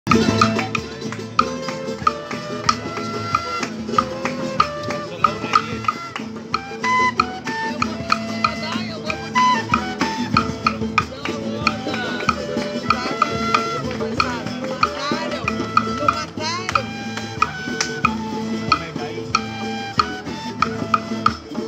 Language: Arabic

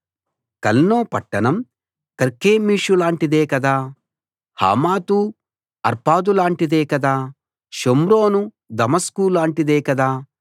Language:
Telugu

